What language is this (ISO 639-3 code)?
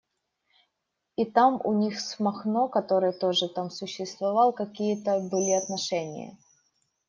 rus